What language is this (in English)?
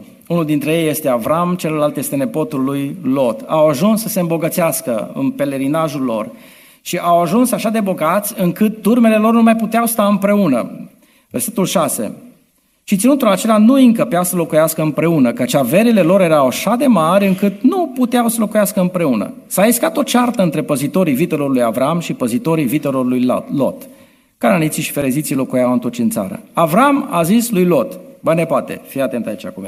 Romanian